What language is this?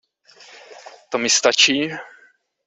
Czech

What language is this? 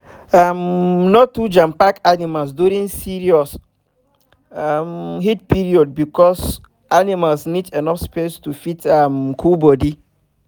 Nigerian Pidgin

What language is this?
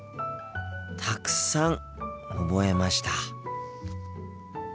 Japanese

